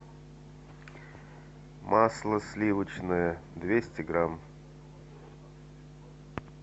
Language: Russian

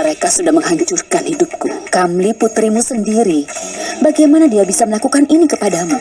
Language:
Indonesian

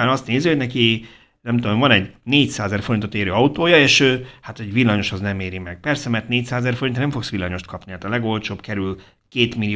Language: Hungarian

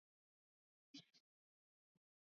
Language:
Swahili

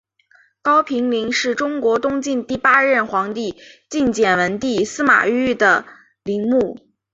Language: Chinese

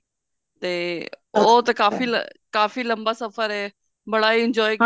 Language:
Punjabi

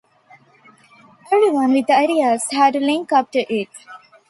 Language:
English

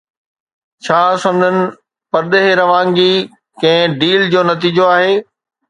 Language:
Sindhi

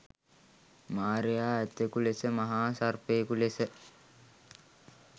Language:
Sinhala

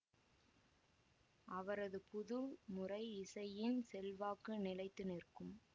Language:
Tamil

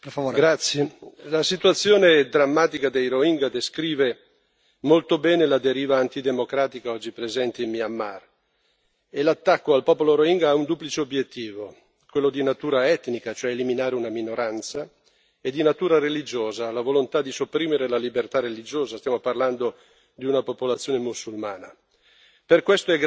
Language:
Italian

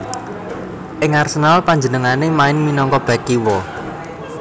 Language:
Javanese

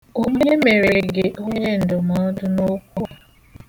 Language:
Igbo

